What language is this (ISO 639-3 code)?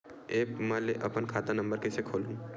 hne